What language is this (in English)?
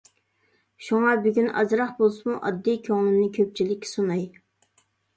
Uyghur